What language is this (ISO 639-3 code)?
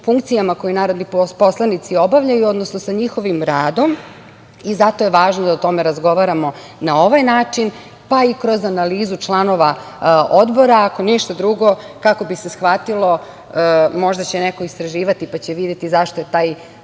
srp